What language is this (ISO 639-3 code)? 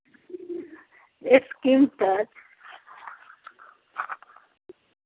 hin